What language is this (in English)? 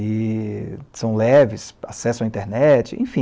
Portuguese